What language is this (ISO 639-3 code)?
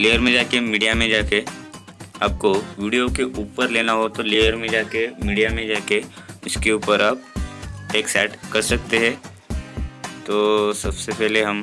hin